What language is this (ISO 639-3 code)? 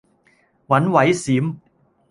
yue